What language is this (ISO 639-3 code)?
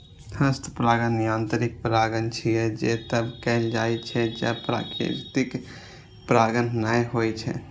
mai